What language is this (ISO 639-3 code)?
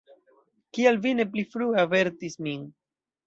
epo